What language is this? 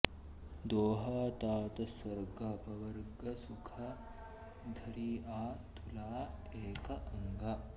Sanskrit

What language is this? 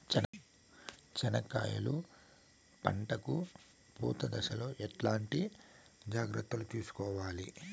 Telugu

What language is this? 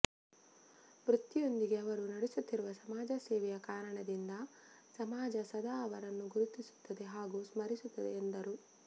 Kannada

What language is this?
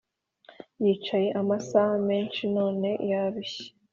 Kinyarwanda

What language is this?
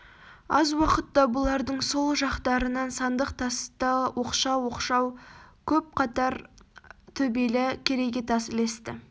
Kazakh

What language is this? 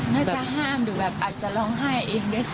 Thai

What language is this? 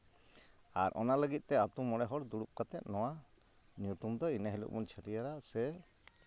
Santali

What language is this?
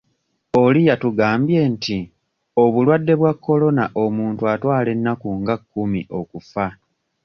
Ganda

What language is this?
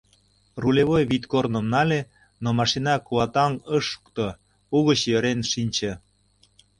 Mari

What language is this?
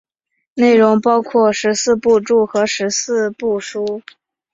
Chinese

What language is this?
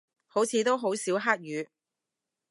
Cantonese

